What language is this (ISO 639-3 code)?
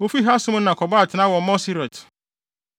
aka